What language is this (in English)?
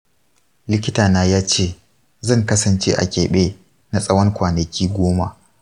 Hausa